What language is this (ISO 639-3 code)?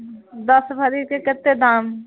mai